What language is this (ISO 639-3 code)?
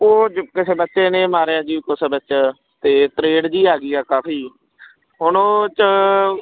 pan